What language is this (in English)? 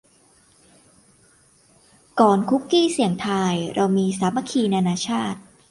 Thai